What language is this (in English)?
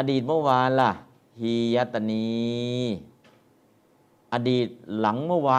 Thai